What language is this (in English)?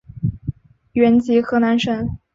Chinese